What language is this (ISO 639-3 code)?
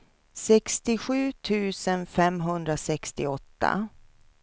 swe